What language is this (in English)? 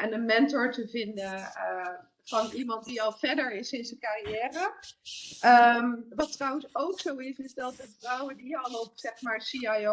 Dutch